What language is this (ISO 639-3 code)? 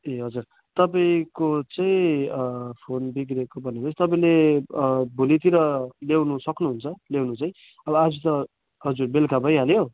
nep